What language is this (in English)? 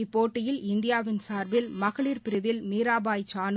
Tamil